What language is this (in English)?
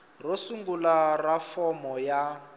Tsonga